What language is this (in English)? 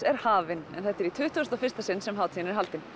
Icelandic